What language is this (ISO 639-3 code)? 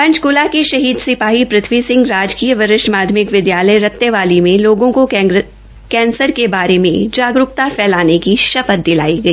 hin